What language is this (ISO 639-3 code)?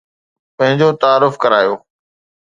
snd